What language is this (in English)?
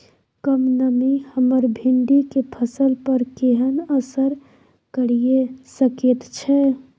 Maithili